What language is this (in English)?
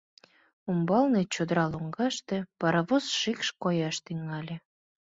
Mari